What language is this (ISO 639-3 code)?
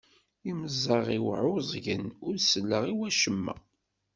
kab